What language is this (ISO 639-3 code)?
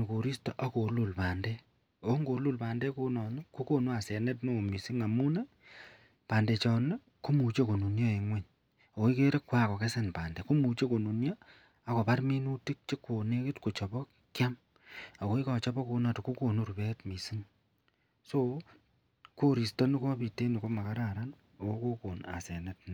kln